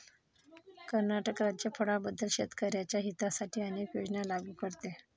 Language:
Marathi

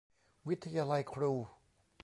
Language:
Thai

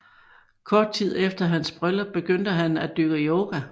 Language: Danish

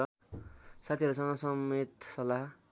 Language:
Nepali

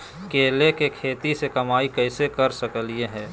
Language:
Magahi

